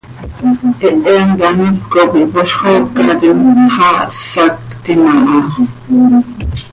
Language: Seri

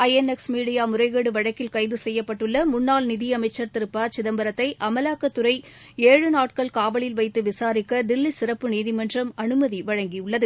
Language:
Tamil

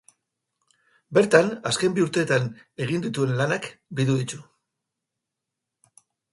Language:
Basque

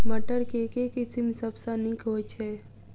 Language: Maithili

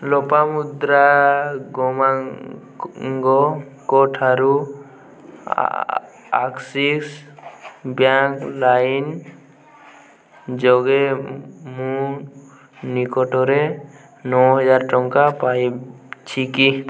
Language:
Odia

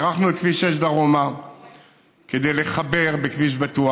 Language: Hebrew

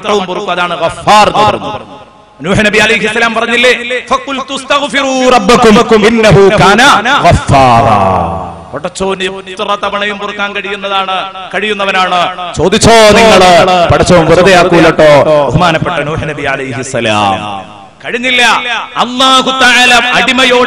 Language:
Arabic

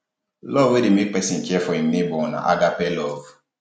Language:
Nigerian Pidgin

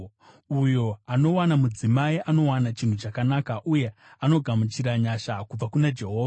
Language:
Shona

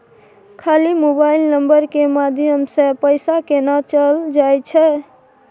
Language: Maithili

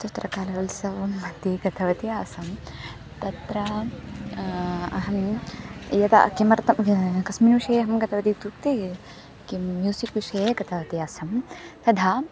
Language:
Sanskrit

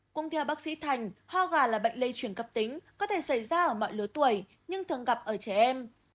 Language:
Vietnamese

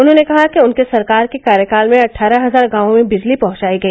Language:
Hindi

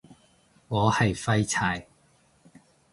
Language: Cantonese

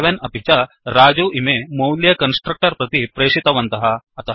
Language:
Sanskrit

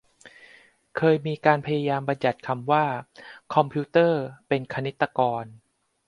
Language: Thai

